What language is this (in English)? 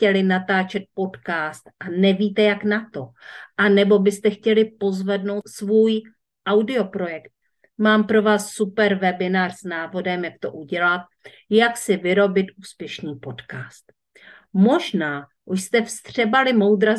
Czech